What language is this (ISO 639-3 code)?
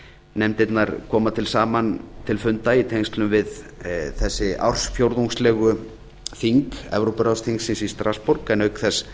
isl